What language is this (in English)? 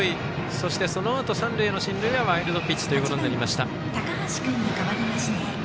Japanese